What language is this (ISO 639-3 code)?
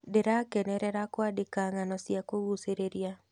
kik